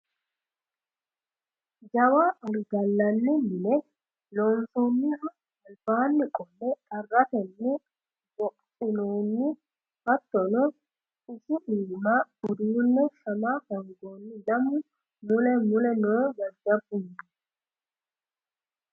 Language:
Sidamo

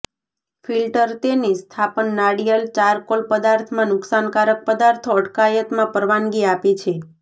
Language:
Gujarati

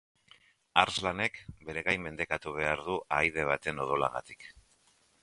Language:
Basque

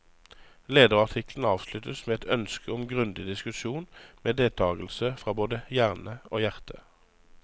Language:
Norwegian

